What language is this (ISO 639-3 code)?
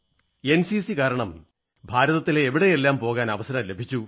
mal